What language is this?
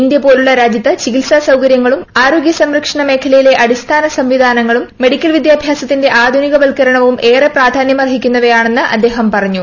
Malayalam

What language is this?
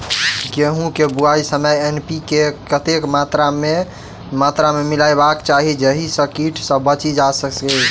Maithili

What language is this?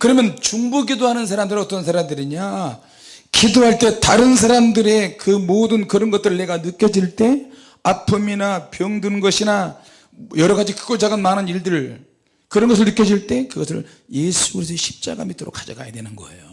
Korean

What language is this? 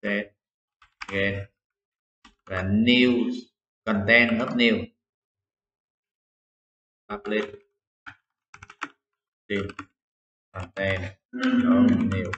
Vietnamese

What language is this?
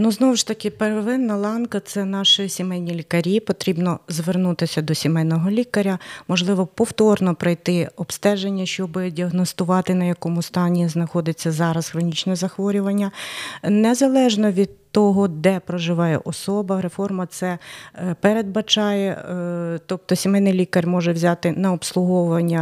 Ukrainian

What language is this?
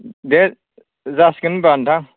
Bodo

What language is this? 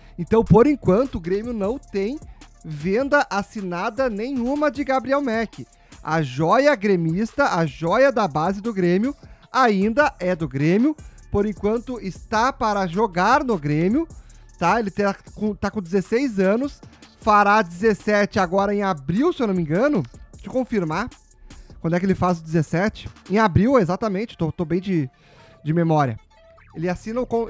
Portuguese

